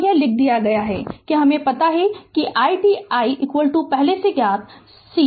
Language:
Hindi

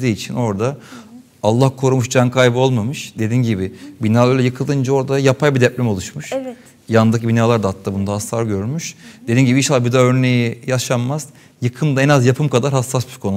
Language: Turkish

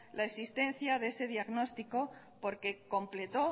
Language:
Spanish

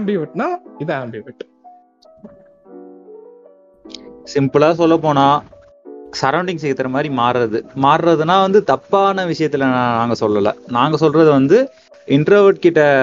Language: Tamil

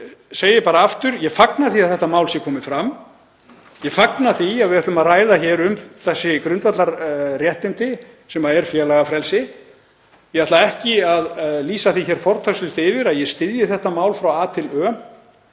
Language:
Icelandic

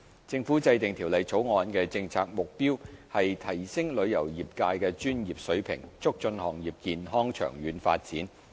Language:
Cantonese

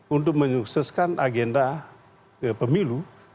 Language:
Indonesian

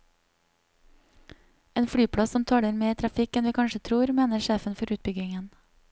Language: Norwegian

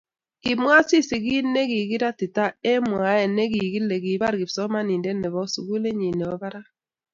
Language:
Kalenjin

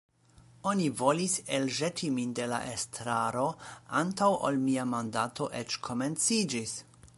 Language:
Esperanto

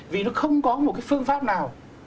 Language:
Vietnamese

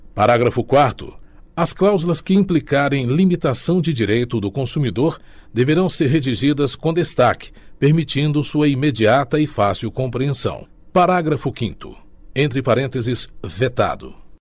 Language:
Portuguese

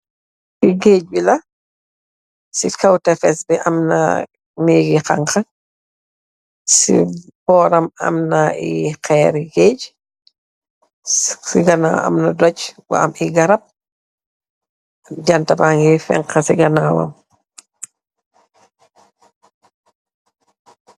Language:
Wolof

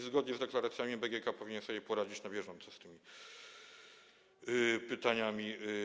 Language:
Polish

